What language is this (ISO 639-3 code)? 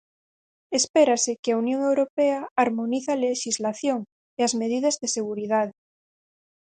glg